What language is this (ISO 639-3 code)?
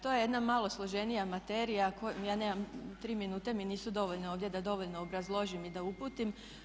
hrv